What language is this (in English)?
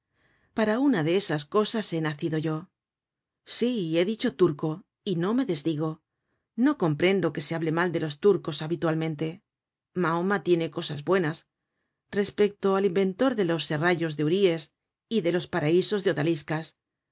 Spanish